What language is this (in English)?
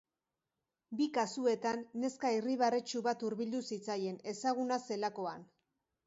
Basque